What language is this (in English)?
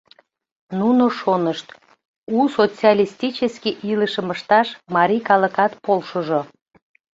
Mari